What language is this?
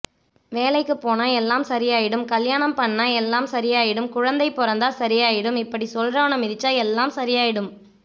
Tamil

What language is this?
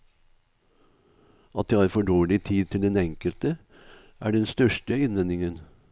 Norwegian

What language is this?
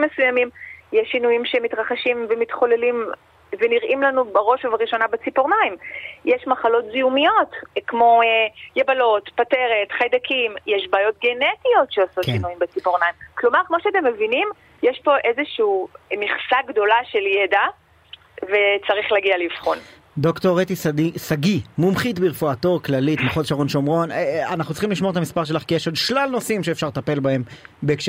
Hebrew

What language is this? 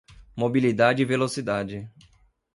Portuguese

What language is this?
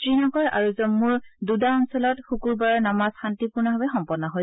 Assamese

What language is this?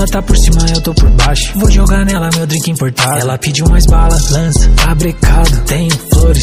Portuguese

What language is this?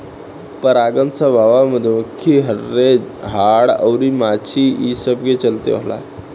Bhojpuri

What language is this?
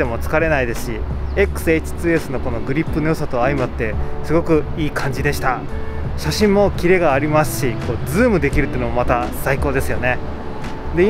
Japanese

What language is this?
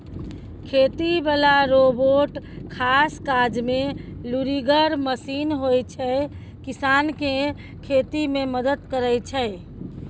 Maithili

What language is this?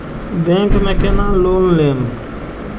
Maithili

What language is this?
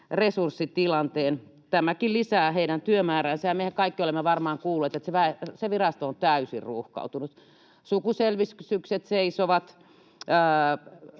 Finnish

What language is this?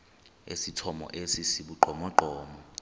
Xhosa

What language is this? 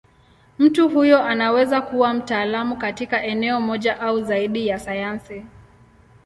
Swahili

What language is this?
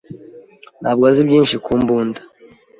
Kinyarwanda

